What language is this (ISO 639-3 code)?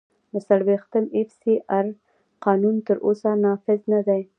pus